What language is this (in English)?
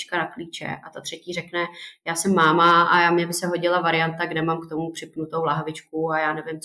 Czech